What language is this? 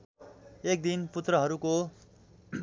Nepali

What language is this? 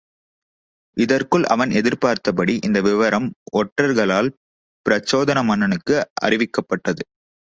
Tamil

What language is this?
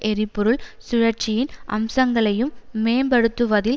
Tamil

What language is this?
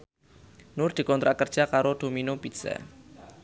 Javanese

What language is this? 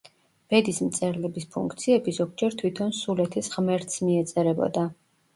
Georgian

